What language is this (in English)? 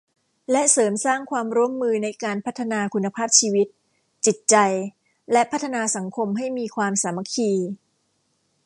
Thai